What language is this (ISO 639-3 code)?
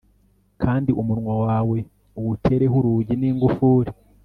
kin